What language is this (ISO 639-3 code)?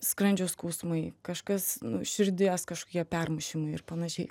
lit